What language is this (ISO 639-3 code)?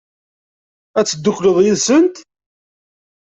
kab